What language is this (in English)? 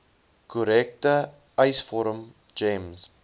Afrikaans